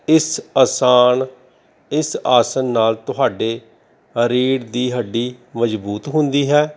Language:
Punjabi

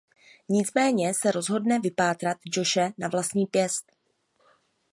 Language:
Czech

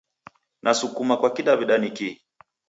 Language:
Taita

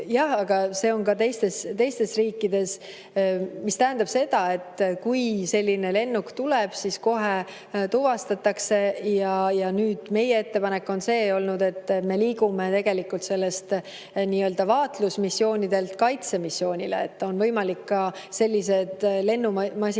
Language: Estonian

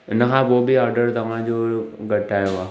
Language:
Sindhi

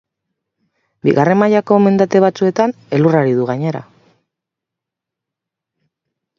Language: Basque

